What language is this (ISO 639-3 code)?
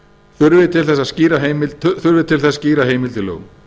isl